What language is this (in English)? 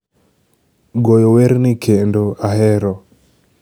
Luo (Kenya and Tanzania)